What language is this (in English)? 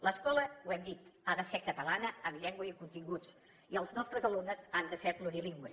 Catalan